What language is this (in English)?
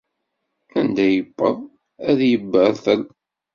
Kabyle